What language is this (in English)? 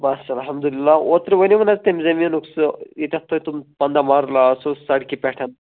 Kashmiri